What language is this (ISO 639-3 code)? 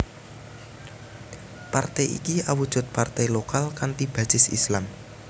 jav